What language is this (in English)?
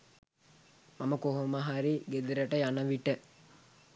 Sinhala